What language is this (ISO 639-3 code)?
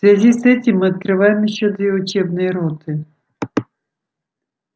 rus